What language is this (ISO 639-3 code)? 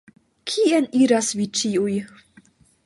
epo